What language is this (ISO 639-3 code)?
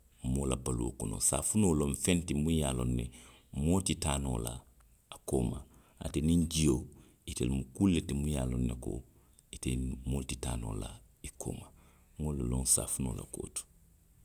mlq